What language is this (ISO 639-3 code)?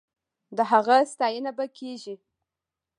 pus